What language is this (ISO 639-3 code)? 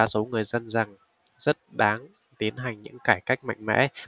vie